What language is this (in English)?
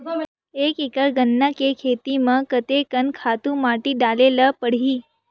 Chhattisgarhi